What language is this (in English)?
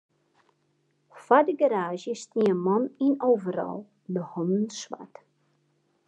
Western Frisian